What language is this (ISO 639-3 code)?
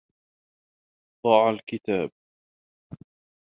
ara